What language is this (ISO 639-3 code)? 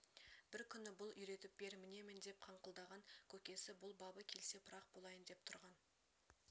kaz